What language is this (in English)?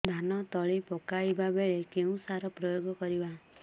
Odia